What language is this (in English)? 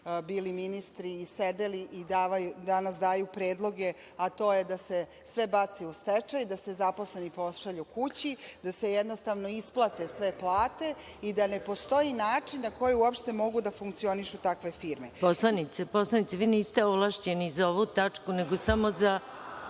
Serbian